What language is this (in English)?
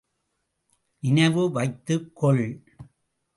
Tamil